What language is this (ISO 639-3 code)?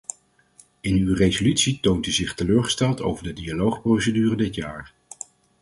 nld